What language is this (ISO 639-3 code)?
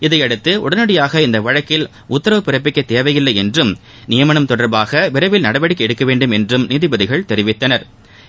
tam